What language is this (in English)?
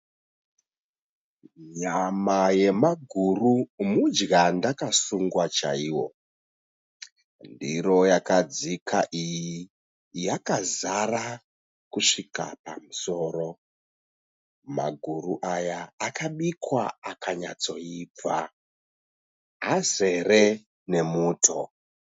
Shona